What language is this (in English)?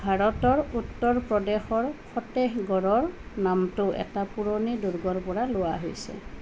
Assamese